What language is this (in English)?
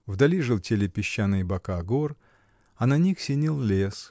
Russian